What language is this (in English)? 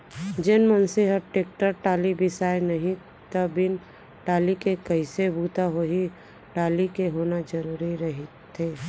Chhattisgarhi